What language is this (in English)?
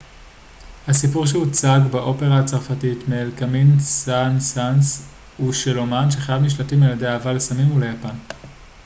Hebrew